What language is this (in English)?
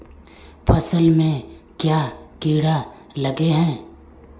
Magahi